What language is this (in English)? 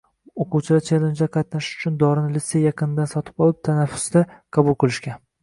Uzbek